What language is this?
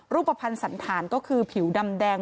Thai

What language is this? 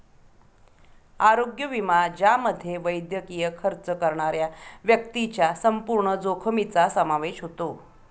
Marathi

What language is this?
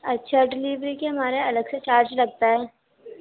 Urdu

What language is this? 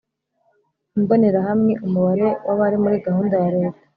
Kinyarwanda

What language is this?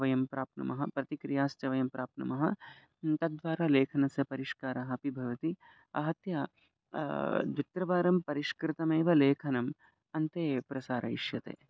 Sanskrit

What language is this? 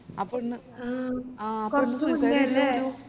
Malayalam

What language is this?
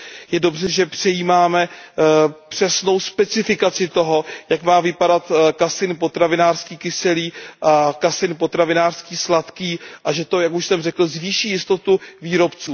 Czech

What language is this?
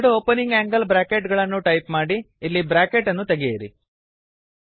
Kannada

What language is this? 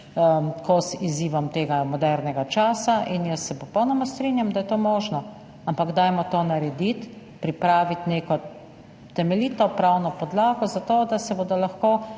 Slovenian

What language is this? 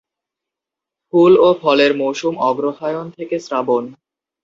Bangla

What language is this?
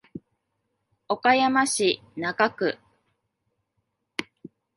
Japanese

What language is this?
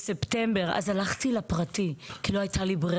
Hebrew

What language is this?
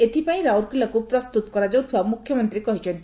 Odia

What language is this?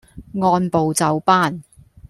Cantonese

